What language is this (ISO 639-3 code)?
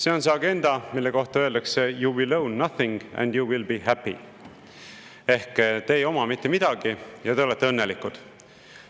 est